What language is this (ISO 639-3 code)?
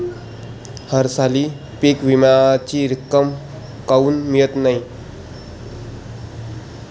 mar